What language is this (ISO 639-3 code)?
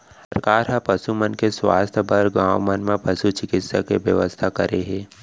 hne